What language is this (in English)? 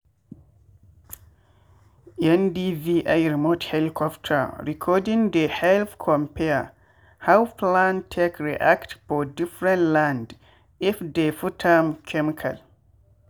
Nigerian Pidgin